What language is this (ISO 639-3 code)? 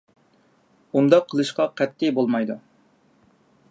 uig